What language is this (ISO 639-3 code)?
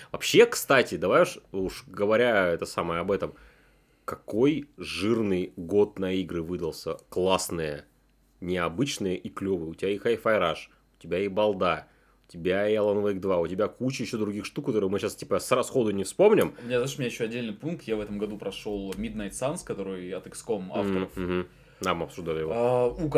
rus